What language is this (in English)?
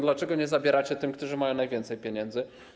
Polish